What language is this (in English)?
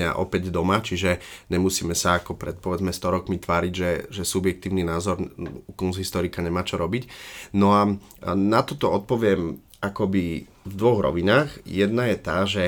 Slovak